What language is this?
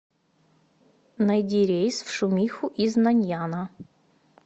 Russian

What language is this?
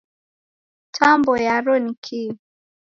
Taita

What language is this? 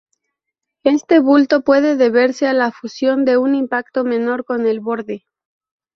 Spanish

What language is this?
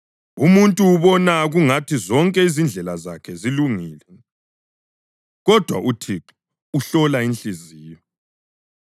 North Ndebele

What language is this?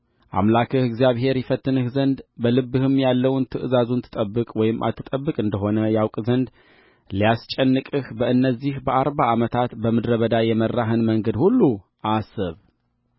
Amharic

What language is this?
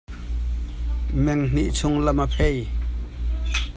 Hakha Chin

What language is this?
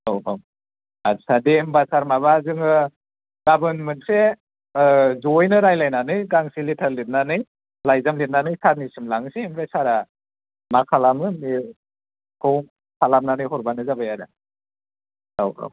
Bodo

